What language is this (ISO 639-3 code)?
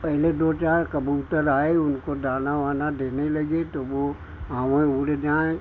hin